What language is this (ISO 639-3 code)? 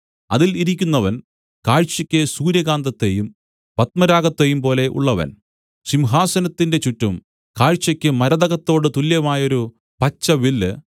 mal